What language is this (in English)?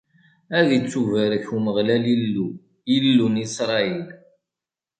Kabyle